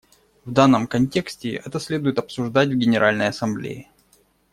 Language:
Russian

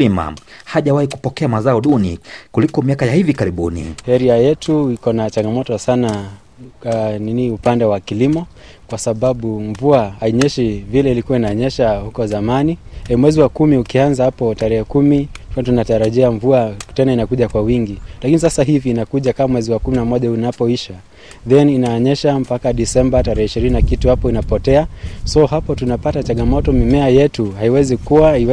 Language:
Swahili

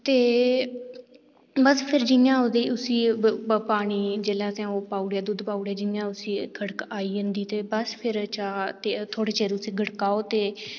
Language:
Dogri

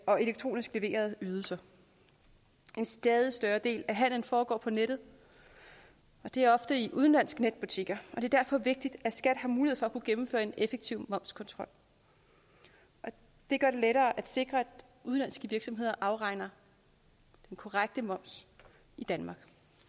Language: Danish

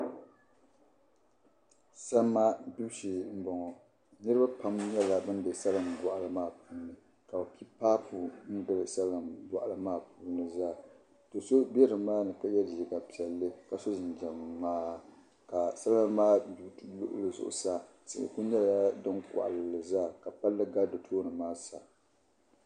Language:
Dagbani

